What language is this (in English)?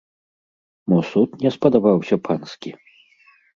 Belarusian